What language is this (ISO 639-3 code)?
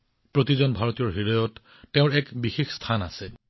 asm